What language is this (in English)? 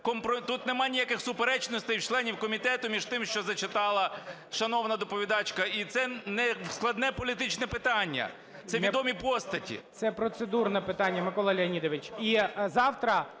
Ukrainian